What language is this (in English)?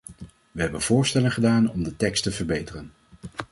Dutch